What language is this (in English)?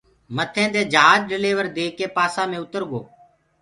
Gurgula